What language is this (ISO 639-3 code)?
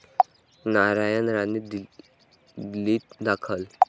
mar